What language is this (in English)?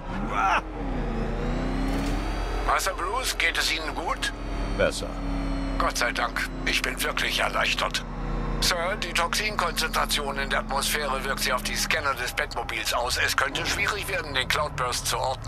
German